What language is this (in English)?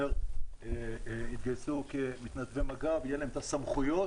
Hebrew